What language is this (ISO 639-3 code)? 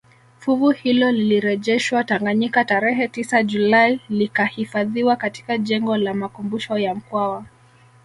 swa